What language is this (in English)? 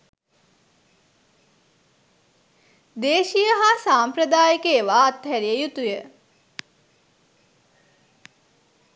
Sinhala